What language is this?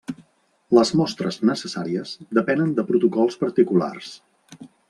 Catalan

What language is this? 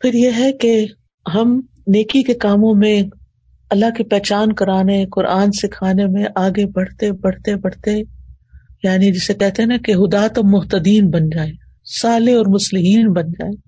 Urdu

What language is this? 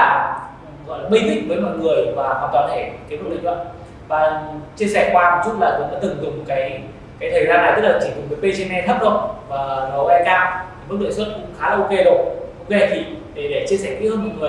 Vietnamese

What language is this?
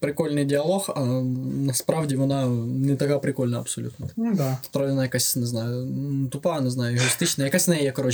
Ukrainian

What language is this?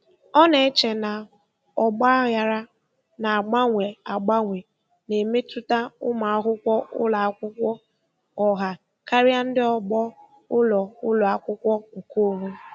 Igbo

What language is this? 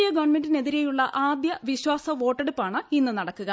Malayalam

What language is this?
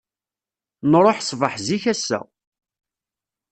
Kabyle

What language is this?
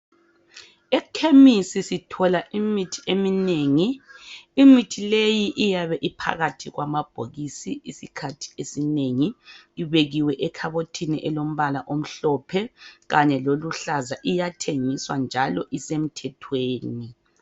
North Ndebele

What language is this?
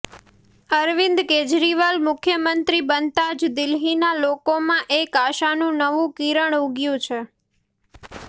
Gujarati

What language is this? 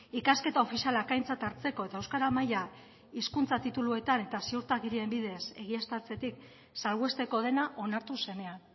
Basque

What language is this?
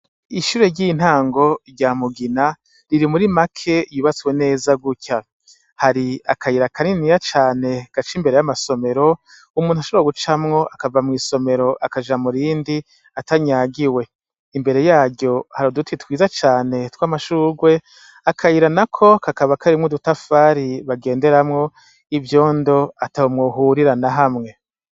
Rundi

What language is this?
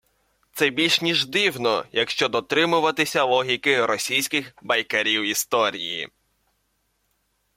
Ukrainian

